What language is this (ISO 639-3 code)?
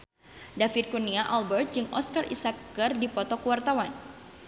sun